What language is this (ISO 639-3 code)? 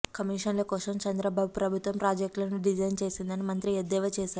tel